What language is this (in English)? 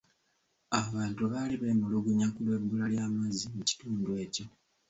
Ganda